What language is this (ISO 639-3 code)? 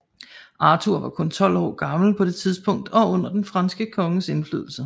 dan